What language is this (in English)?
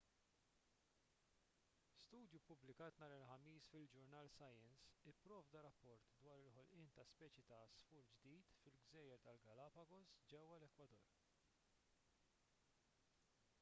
Maltese